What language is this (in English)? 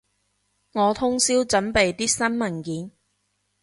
Cantonese